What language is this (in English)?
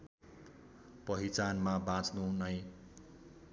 Nepali